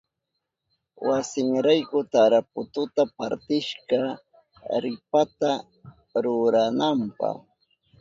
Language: Southern Pastaza Quechua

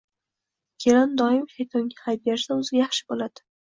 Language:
Uzbek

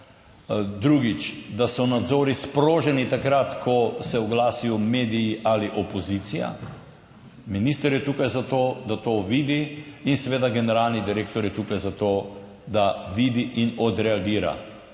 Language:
Slovenian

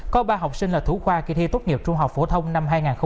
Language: Vietnamese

